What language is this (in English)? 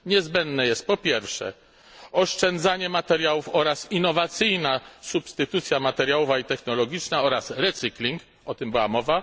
Polish